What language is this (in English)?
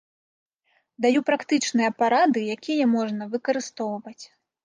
Belarusian